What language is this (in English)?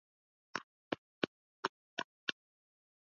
Swahili